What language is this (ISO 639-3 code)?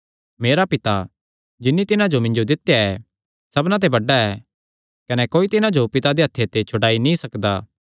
xnr